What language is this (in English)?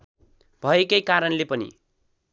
Nepali